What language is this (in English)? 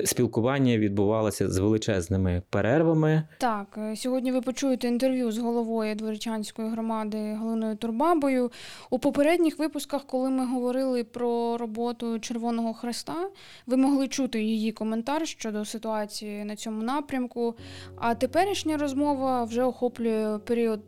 Ukrainian